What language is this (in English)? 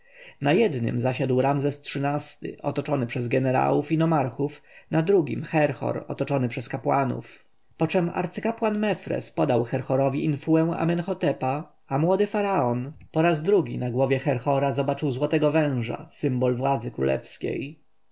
Polish